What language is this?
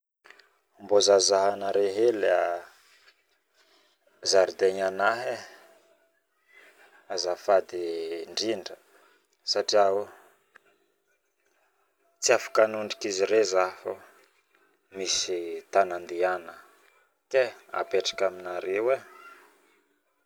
Northern Betsimisaraka Malagasy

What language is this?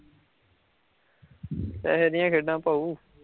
Punjabi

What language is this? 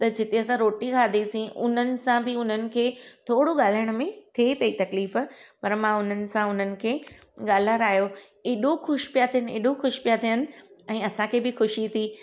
Sindhi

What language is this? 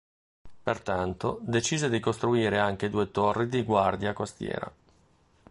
Italian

